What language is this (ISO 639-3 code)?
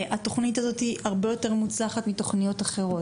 heb